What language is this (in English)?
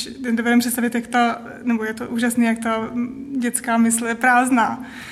Czech